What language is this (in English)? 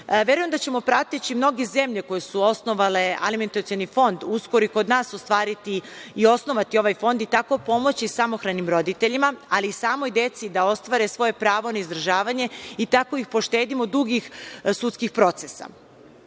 Serbian